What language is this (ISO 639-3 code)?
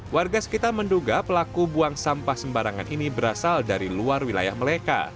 ind